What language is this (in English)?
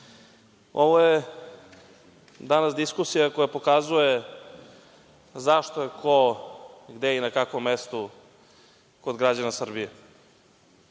Serbian